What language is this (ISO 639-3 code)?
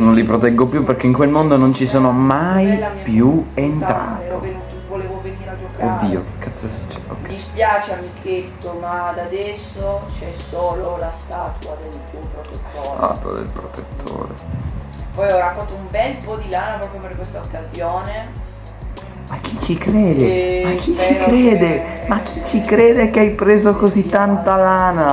ita